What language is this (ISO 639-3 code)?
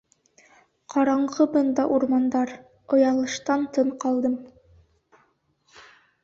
bak